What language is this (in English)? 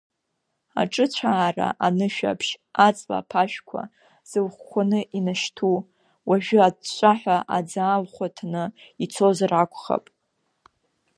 Abkhazian